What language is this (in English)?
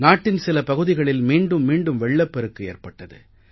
Tamil